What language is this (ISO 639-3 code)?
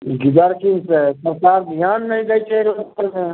mai